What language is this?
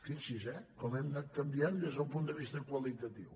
Catalan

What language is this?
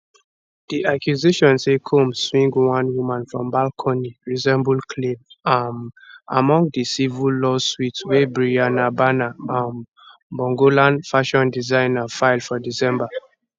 Nigerian Pidgin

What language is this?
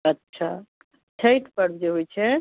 Maithili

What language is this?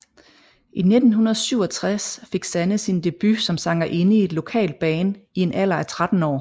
Danish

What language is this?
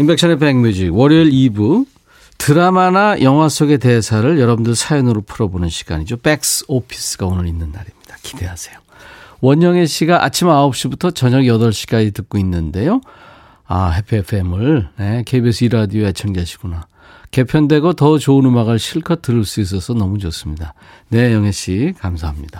Korean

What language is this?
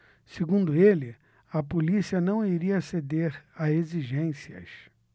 Portuguese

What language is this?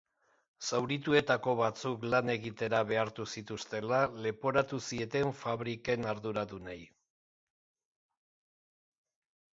Basque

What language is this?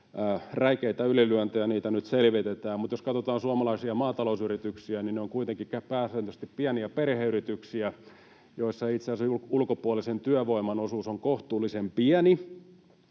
Finnish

